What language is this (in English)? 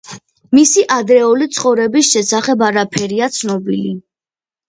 Georgian